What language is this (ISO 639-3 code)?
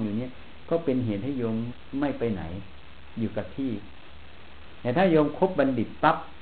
tha